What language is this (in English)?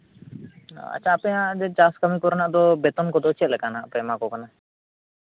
Santali